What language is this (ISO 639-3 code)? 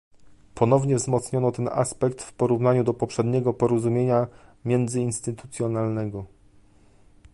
pol